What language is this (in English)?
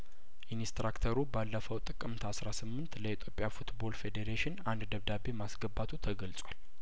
Amharic